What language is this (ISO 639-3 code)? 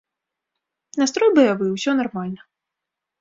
bel